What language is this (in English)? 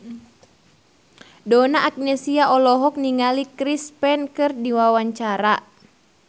Sundanese